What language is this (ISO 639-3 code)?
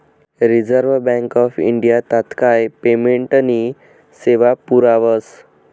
mar